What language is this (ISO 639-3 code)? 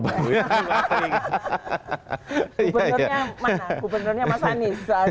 ind